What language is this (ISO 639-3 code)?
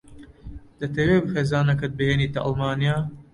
ckb